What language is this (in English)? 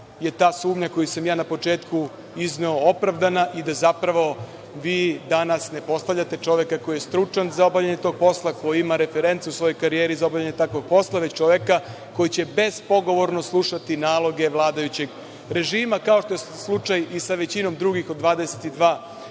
Serbian